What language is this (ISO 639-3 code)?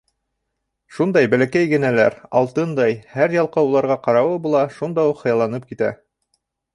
bak